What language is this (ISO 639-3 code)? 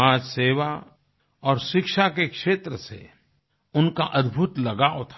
hin